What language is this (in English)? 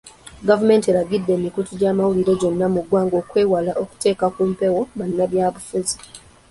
Ganda